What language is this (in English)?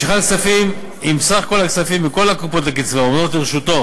Hebrew